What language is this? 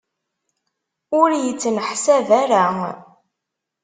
Kabyle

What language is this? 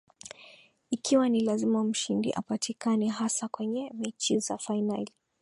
Swahili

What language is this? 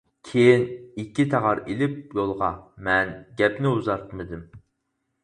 Uyghur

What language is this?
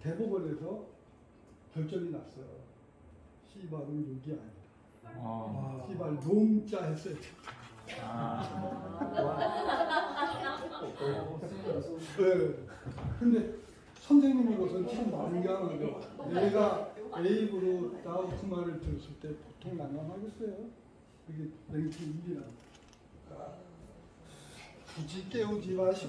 Korean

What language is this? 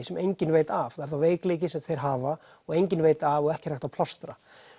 Icelandic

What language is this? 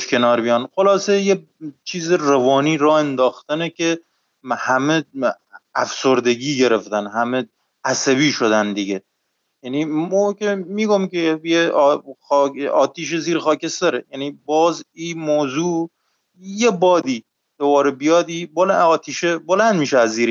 Persian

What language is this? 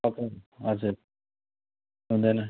Nepali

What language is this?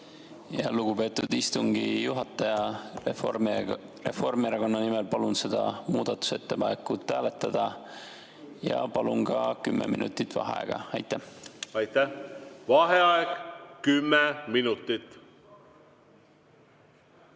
Estonian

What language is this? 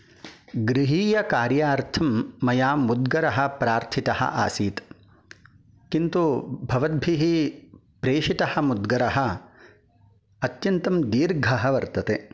Sanskrit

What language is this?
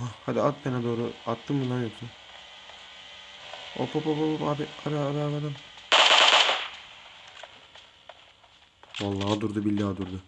Turkish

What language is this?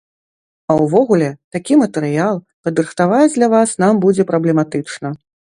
Belarusian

